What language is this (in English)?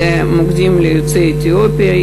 Hebrew